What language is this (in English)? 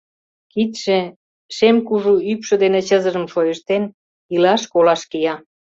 Mari